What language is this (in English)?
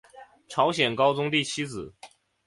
Chinese